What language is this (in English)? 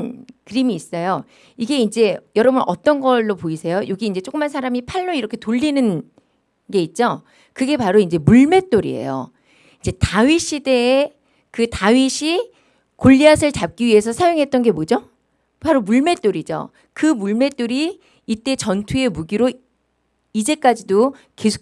Korean